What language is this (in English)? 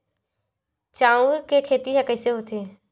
Chhattisgarhi